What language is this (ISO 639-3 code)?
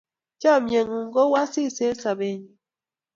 kln